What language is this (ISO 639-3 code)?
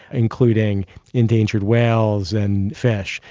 eng